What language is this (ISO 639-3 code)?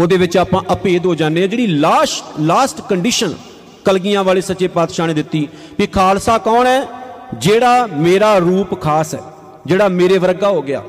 pan